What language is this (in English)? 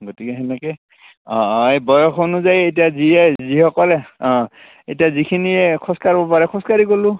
Assamese